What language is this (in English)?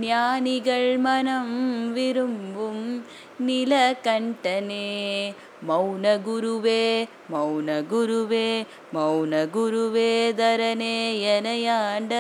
Tamil